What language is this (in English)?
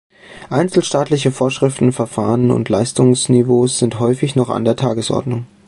German